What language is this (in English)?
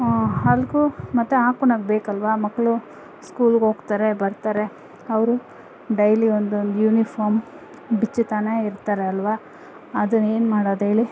Kannada